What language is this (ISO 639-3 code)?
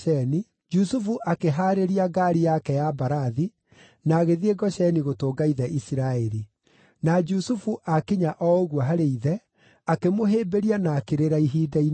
kik